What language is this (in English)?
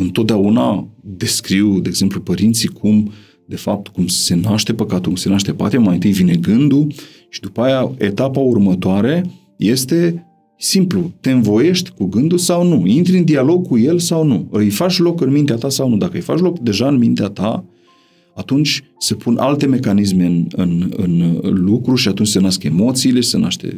Romanian